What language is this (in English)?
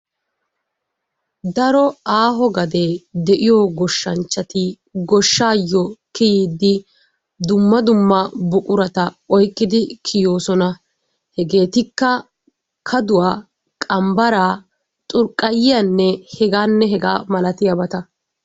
Wolaytta